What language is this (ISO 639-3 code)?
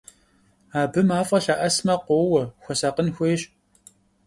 kbd